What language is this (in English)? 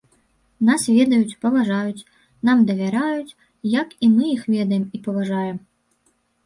Belarusian